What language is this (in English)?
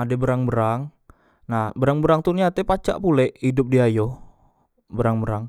Musi